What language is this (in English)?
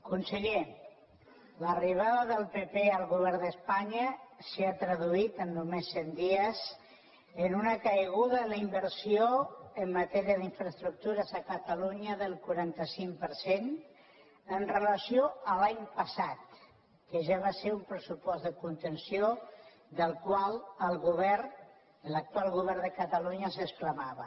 Catalan